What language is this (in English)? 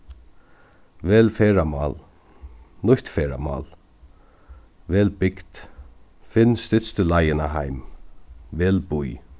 Faroese